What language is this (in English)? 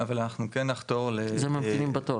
Hebrew